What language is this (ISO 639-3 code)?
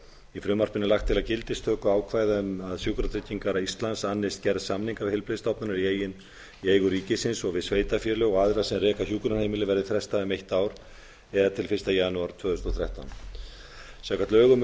isl